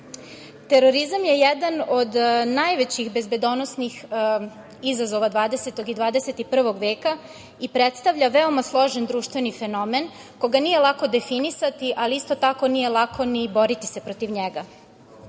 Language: Serbian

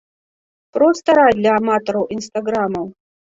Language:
Belarusian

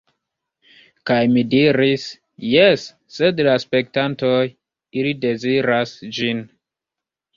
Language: Esperanto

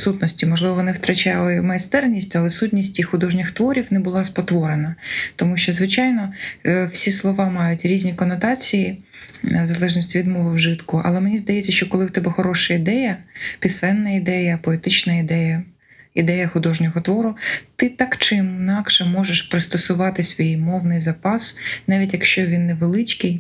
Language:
Ukrainian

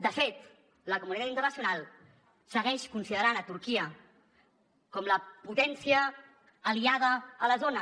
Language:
Catalan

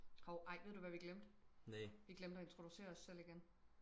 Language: Danish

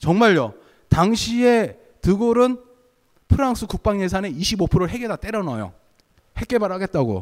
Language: Korean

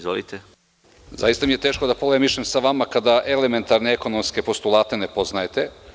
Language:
Serbian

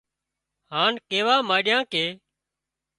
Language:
Wadiyara Koli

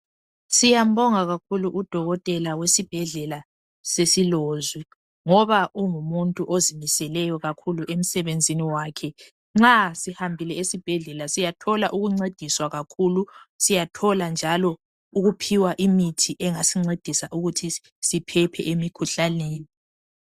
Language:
North Ndebele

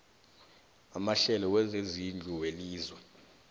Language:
South Ndebele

